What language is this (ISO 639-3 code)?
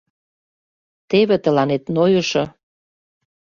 chm